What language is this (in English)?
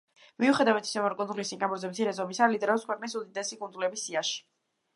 Georgian